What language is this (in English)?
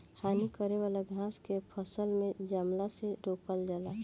Bhojpuri